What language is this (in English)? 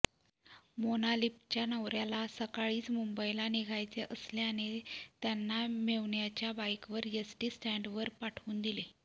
Marathi